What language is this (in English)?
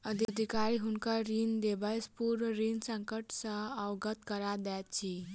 Maithili